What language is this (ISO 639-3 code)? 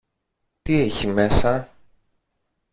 ell